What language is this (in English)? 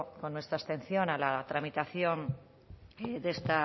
Spanish